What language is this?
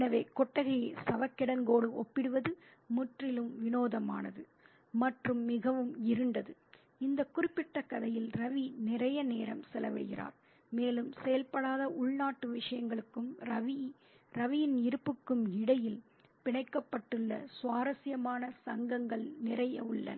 Tamil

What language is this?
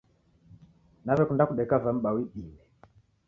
Taita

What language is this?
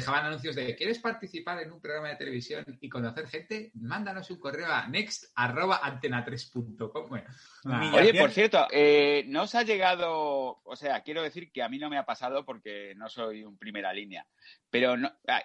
Spanish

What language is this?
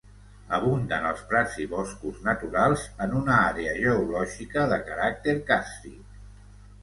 Catalan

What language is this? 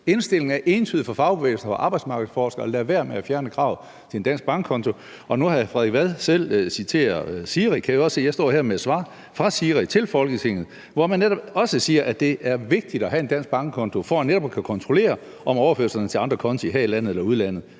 Danish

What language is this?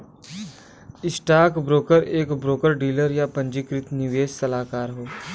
Bhojpuri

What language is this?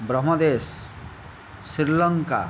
Odia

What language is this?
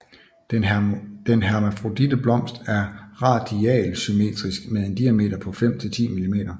Danish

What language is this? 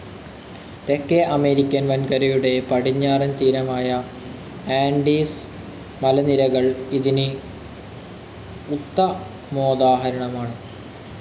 Malayalam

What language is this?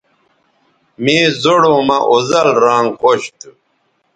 Bateri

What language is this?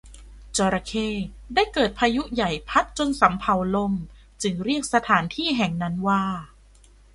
Thai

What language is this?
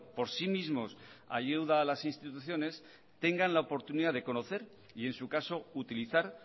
Spanish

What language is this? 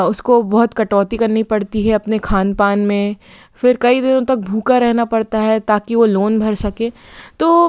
Hindi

